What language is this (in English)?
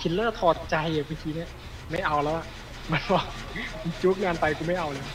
Thai